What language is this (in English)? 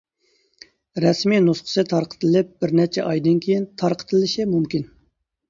Uyghur